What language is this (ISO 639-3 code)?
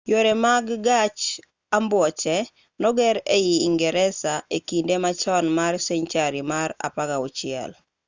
luo